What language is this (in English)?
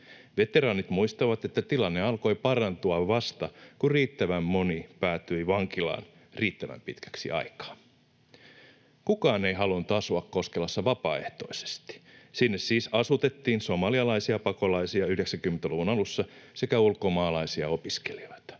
Finnish